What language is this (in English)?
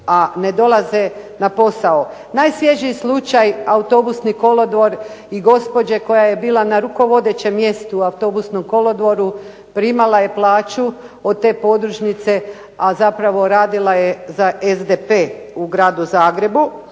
Croatian